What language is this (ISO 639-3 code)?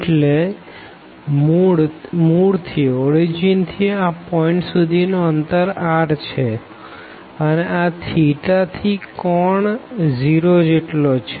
guj